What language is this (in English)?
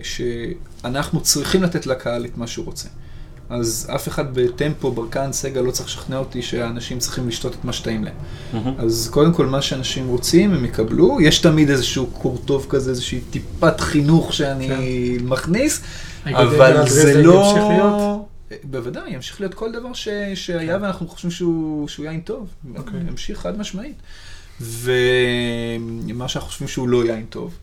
Hebrew